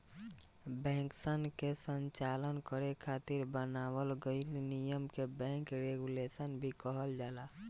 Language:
Bhojpuri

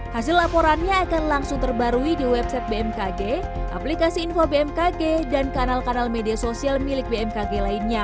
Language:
Indonesian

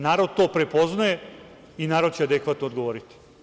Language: Serbian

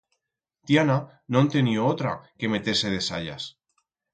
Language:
Aragonese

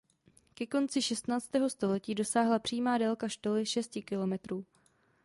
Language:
Czech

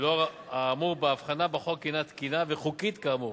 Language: Hebrew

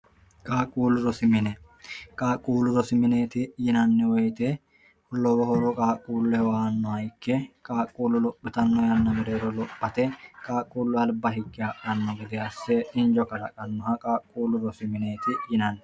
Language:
Sidamo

